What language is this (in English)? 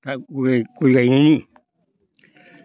Bodo